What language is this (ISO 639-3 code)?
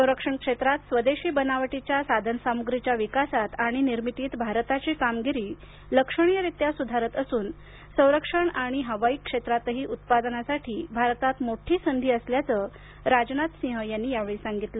mar